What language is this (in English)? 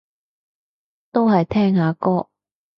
Cantonese